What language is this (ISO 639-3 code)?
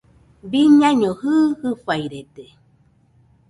hux